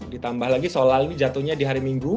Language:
Indonesian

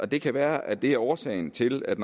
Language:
Danish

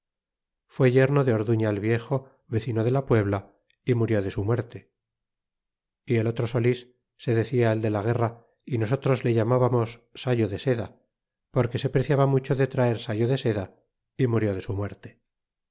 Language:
Spanish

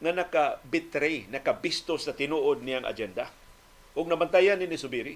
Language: Filipino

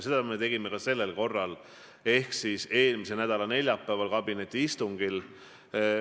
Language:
Estonian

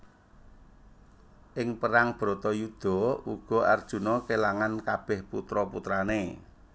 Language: Javanese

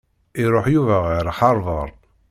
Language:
Kabyle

